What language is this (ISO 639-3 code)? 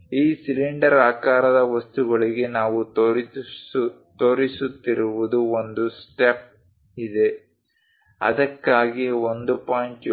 kan